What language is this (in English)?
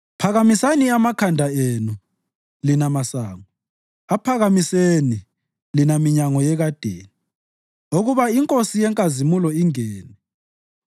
North Ndebele